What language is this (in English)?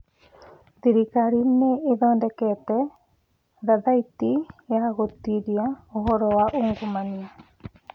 Kikuyu